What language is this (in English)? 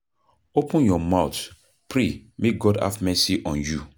Nigerian Pidgin